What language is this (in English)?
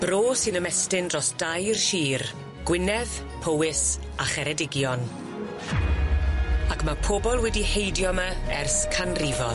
Welsh